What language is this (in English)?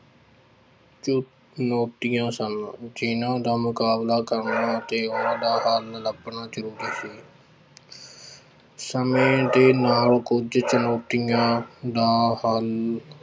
Punjabi